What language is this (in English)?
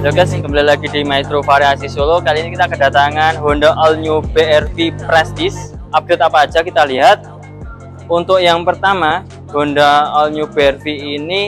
Indonesian